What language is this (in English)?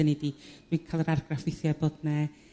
Welsh